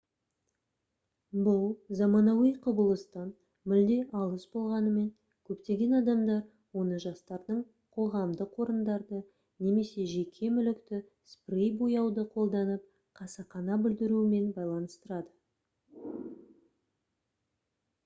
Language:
Kazakh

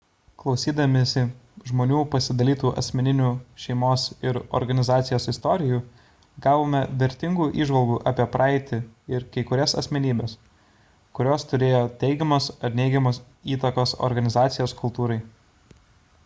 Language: Lithuanian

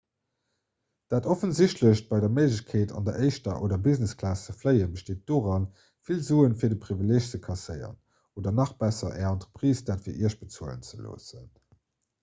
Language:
Luxembourgish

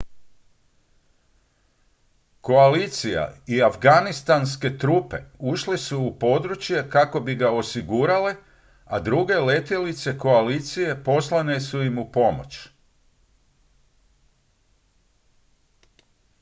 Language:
Croatian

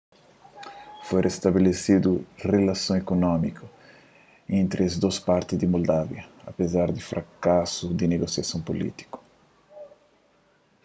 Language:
Kabuverdianu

